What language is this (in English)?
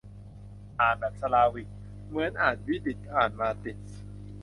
Thai